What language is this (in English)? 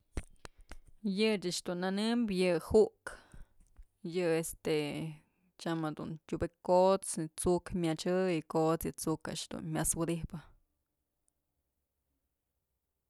Mazatlán Mixe